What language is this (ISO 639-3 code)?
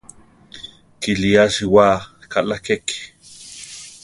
tar